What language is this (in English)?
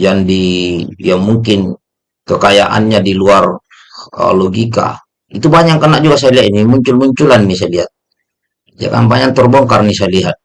Indonesian